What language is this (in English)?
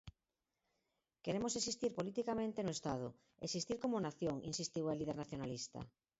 Galician